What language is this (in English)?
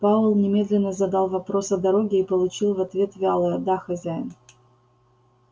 Russian